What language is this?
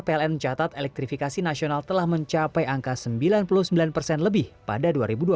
Indonesian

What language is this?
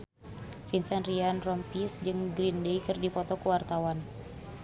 Sundanese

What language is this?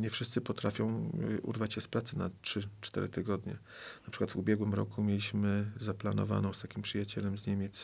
Polish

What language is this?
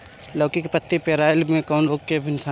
Bhojpuri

